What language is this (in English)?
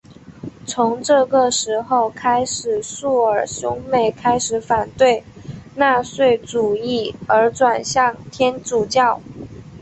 Chinese